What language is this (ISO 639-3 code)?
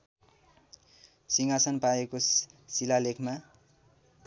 nep